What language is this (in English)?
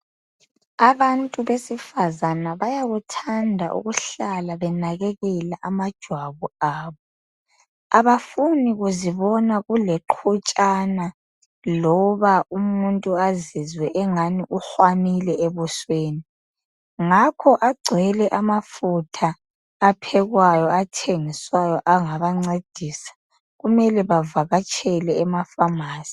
North Ndebele